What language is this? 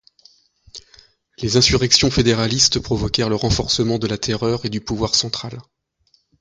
French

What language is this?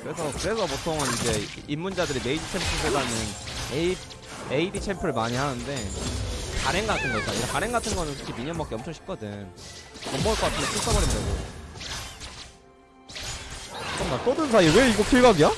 Korean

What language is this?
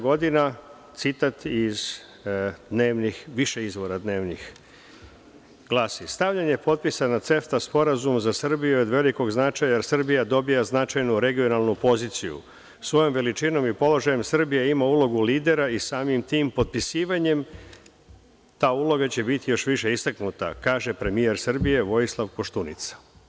Serbian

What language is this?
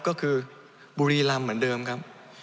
Thai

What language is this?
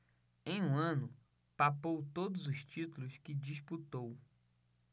Portuguese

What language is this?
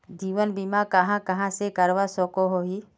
Magahi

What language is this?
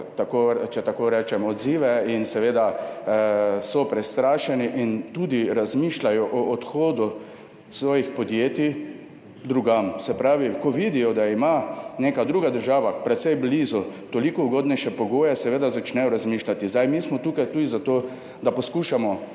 Slovenian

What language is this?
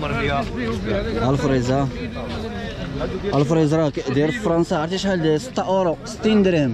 Arabic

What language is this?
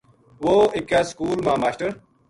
Gujari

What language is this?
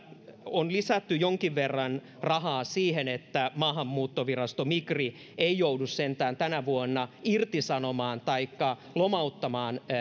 Finnish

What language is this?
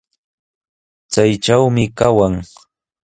Sihuas Ancash Quechua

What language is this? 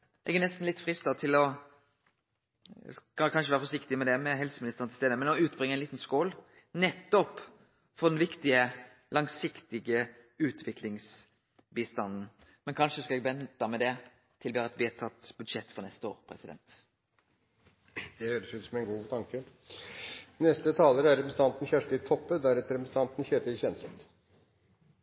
Norwegian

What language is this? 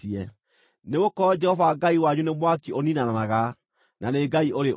Kikuyu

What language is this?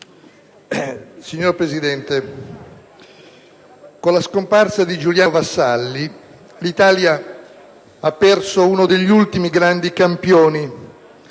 Italian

